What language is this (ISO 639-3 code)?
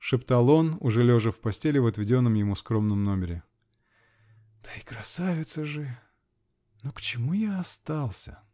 rus